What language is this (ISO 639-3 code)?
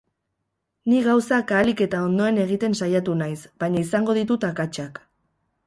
eus